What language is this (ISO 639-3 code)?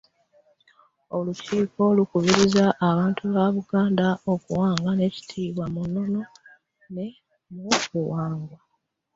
lug